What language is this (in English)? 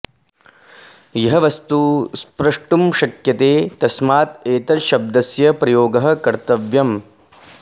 Sanskrit